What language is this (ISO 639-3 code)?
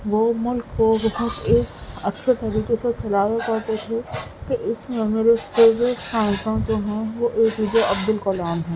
urd